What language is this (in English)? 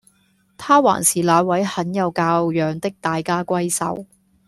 Cantonese